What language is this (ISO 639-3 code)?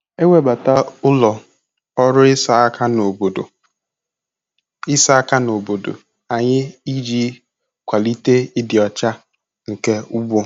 ibo